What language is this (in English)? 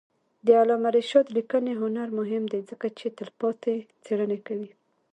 Pashto